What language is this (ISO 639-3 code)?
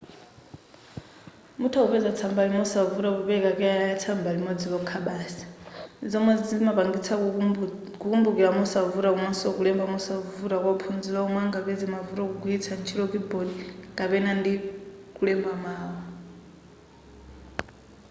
nya